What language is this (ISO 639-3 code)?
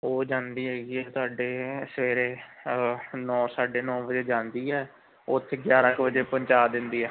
pan